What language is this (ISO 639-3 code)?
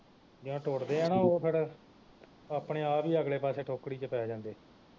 pan